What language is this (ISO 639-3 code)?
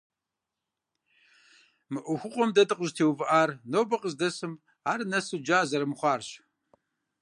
kbd